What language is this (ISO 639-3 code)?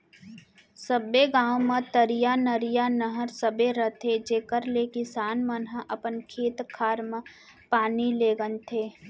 hne